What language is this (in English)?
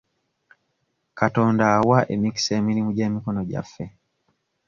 Ganda